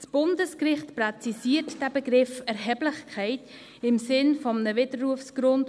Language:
Swiss German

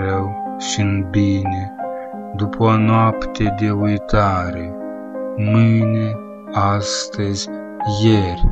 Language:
Romanian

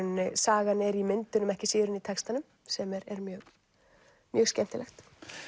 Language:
Icelandic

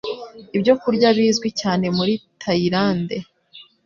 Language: Kinyarwanda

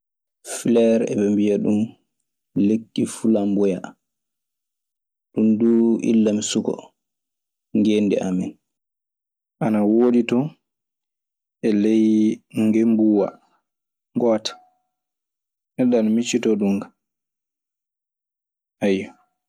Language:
Maasina Fulfulde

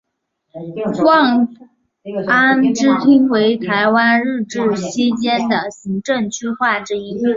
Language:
Chinese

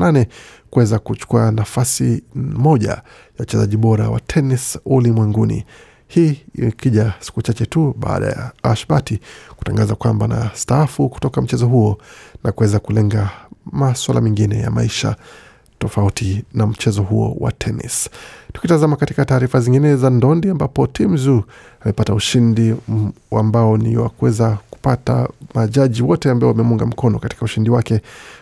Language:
Swahili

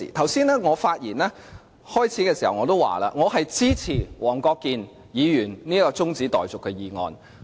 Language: Cantonese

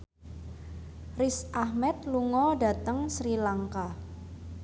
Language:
Javanese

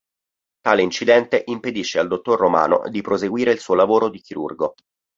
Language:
Italian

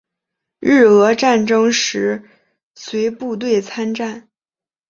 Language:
Chinese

